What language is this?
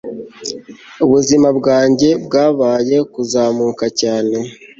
Kinyarwanda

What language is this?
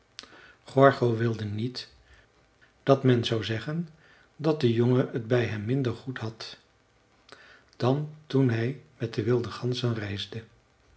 Dutch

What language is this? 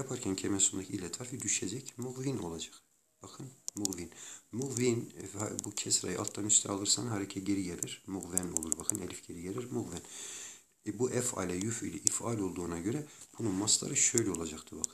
Turkish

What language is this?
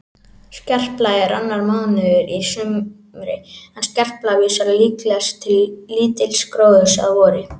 Icelandic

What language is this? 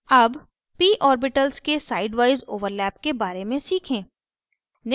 Hindi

